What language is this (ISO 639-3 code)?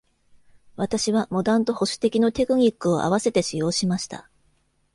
jpn